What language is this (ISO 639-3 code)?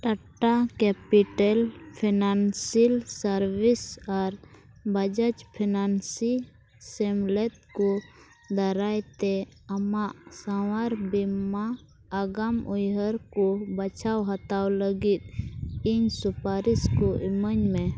sat